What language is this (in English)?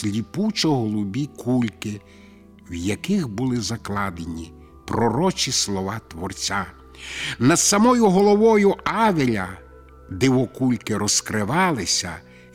Ukrainian